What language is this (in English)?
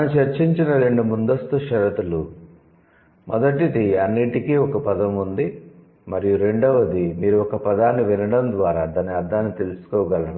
Telugu